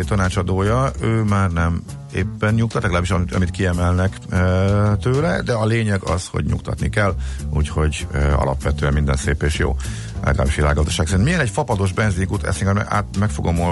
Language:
Hungarian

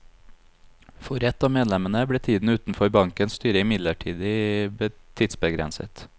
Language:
Norwegian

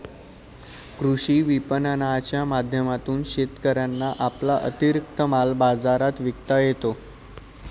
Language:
Marathi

